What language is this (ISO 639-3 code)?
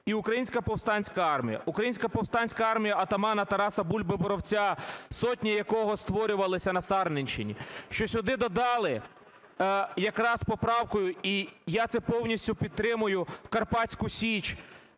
ukr